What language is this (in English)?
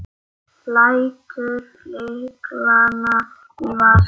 Icelandic